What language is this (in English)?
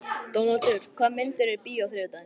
Icelandic